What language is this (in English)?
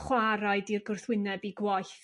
Welsh